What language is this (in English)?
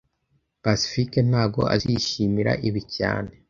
Kinyarwanda